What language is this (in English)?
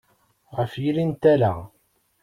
Kabyle